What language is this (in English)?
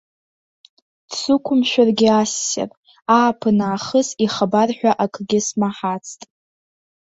Abkhazian